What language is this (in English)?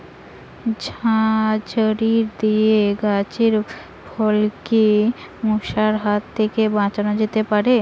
Bangla